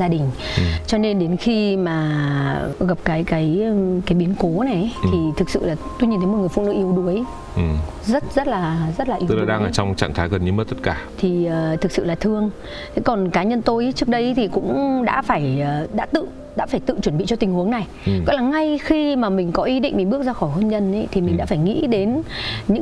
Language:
Vietnamese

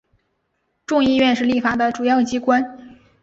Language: Chinese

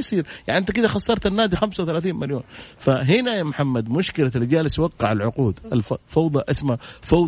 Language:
Arabic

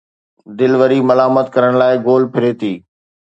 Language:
Sindhi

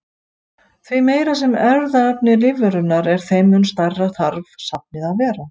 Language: Icelandic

